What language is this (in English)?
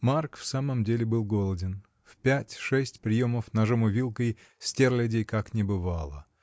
Russian